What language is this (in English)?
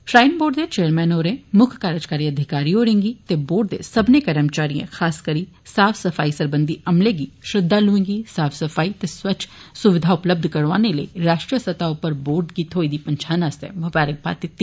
Dogri